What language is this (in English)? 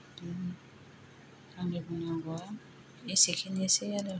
Bodo